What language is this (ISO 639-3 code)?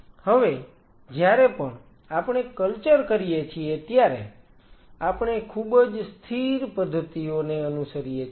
guj